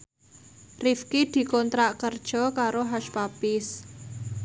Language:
Javanese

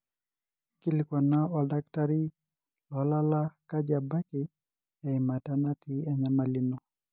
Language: Masai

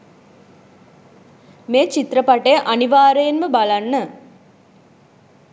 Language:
Sinhala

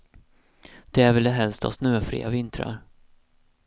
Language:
Swedish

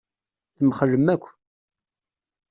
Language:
Kabyle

